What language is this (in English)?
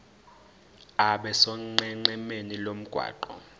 Zulu